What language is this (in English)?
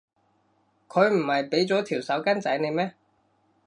Cantonese